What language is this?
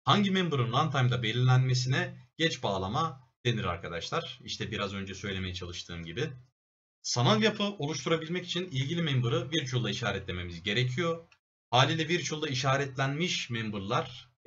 Turkish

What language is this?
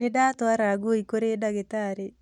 Kikuyu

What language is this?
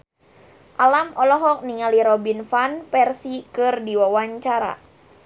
Sundanese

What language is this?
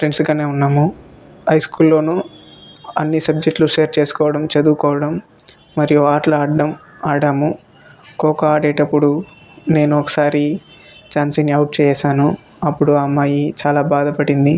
Telugu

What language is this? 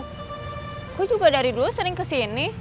Indonesian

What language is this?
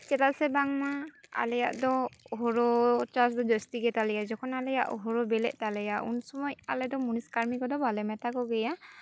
Santali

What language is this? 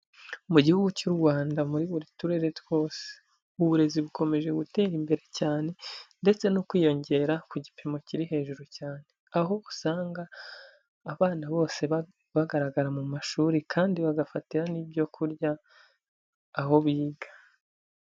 Kinyarwanda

